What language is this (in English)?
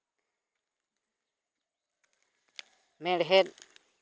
Santali